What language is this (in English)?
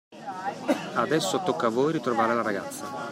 Italian